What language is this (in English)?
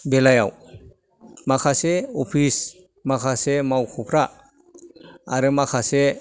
Bodo